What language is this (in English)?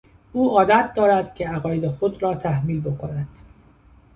Persian